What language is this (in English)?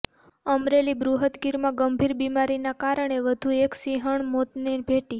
Gujarati